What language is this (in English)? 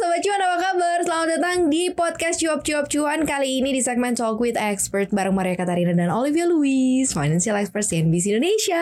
Indonesian